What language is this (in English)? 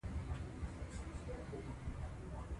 Pashto